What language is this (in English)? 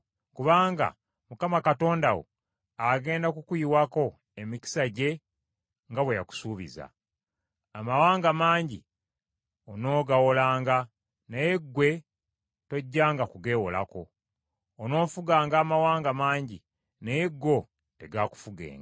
Ganda